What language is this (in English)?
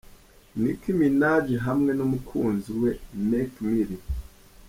Kinyarwanda